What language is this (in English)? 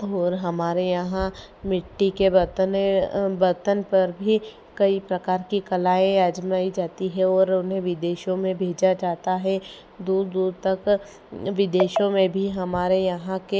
Hindi